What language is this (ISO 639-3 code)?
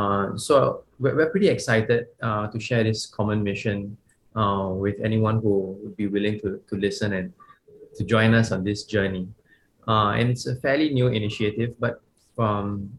eng